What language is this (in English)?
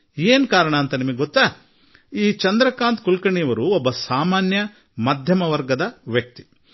Kannada